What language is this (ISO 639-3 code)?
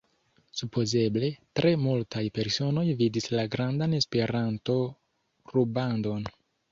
epo